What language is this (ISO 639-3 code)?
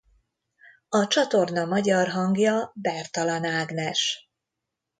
hun